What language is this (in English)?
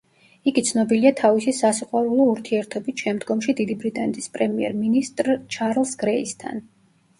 Georgian